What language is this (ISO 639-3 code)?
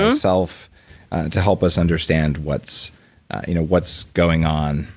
eng